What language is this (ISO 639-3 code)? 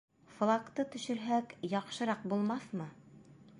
bak